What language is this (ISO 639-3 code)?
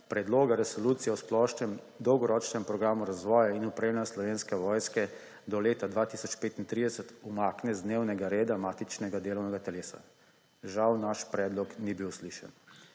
slv